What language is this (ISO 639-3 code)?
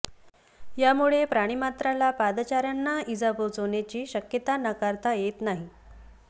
mar